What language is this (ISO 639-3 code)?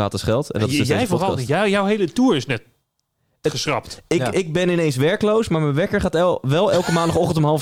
nld